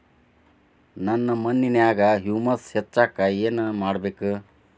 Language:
Kannada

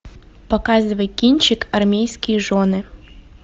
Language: Russian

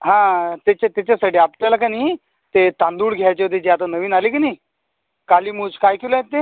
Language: Marathi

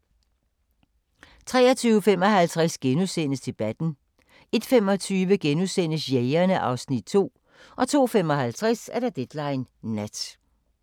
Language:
Danish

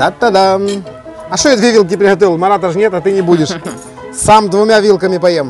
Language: Russian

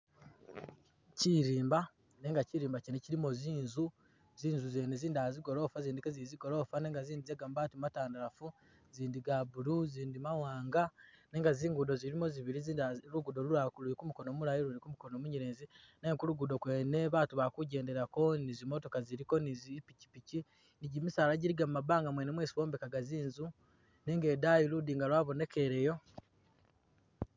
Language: Masaaba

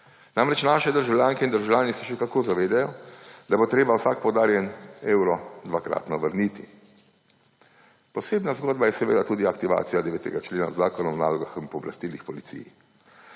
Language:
Slovenian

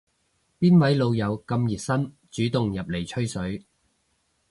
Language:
Cantonese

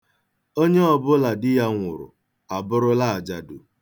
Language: Igbo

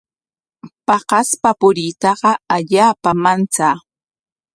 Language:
Corongo Ancash Quechua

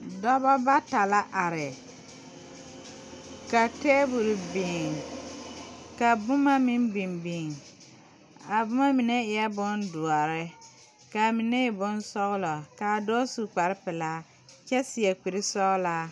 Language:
Southern Dagaare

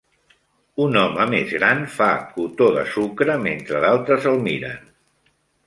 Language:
Catalan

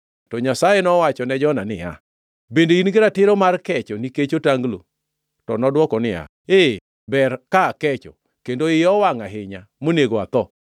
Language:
Luo (Kenya and Tanzania)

